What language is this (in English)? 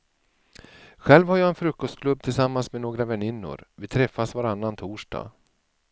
Swedish